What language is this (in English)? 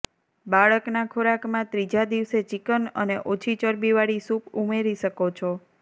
Gujarati